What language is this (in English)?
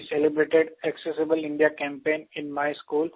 Hindi